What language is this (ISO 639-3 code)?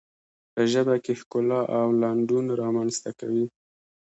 pus